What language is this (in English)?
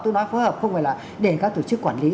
Vietnamese